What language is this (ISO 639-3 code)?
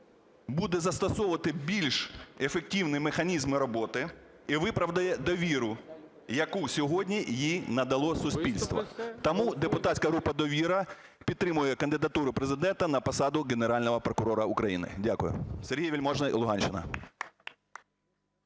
ukr